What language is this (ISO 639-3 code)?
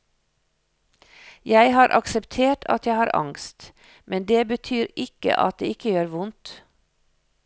nor